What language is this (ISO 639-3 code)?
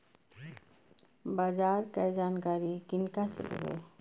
mai